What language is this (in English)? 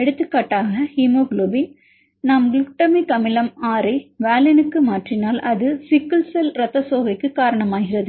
Tamil